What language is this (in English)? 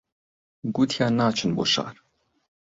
Central Kurdish